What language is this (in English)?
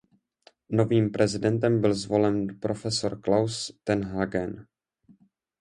Czech